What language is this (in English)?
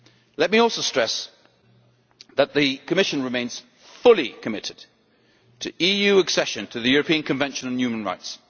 English